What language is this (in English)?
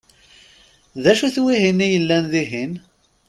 Kabyle